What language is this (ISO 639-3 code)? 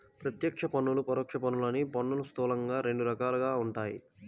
tel